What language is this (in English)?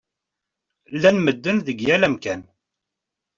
Kabyle